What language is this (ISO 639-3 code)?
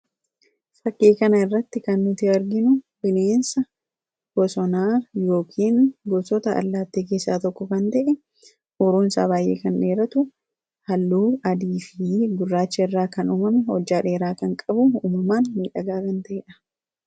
orm